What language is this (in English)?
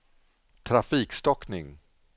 Swedish